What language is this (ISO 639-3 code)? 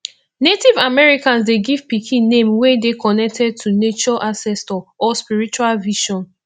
pcm